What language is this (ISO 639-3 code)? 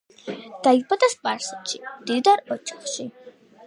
kat